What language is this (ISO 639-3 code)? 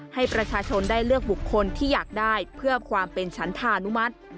tha